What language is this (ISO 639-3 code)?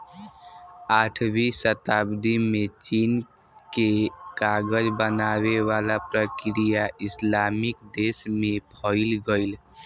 bho